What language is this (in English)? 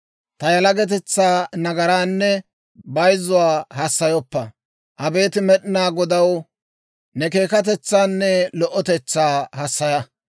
Dawro